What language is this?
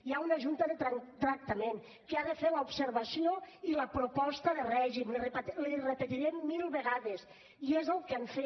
Catalan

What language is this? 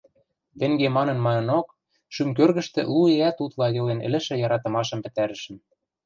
Western Mari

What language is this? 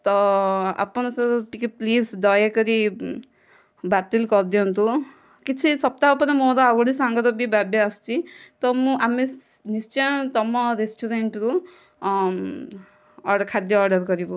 Odia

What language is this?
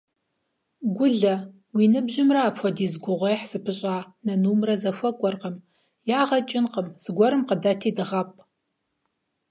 Kabardian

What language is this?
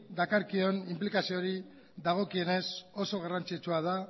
Basque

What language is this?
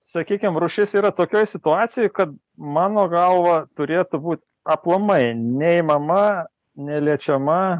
Lithuanian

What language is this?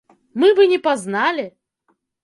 Belarusian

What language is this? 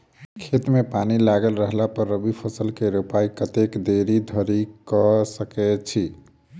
Maithili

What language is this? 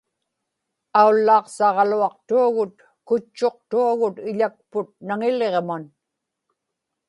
Inupiaq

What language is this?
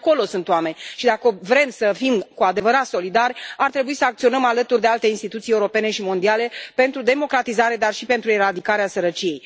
Romanian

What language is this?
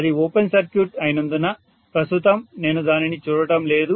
Telugu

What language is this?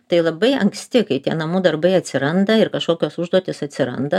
Lithuanian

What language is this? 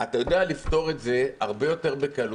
Hebrew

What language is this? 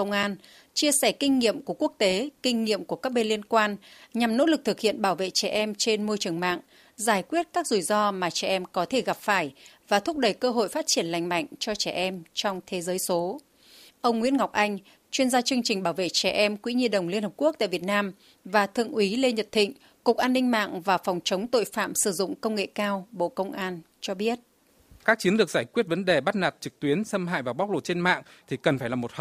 Vietnamese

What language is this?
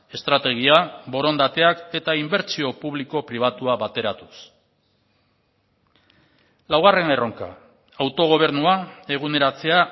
Basque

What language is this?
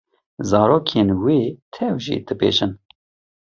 Kurdish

